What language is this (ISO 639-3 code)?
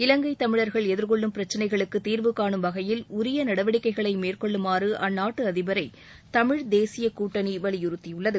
tam